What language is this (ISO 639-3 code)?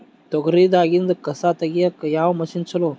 kan